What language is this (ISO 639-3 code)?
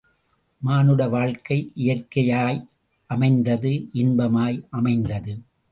tam